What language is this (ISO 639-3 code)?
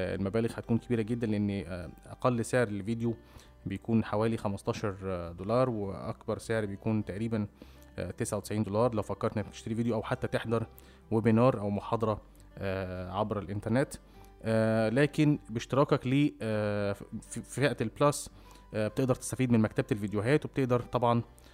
ara